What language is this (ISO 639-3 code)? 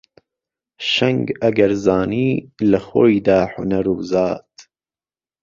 ckb